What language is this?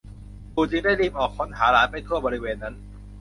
Thai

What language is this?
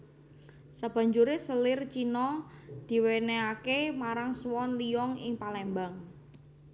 Javanese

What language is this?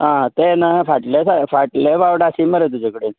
Konkani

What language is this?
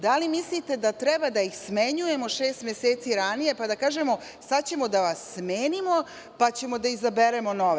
Serbian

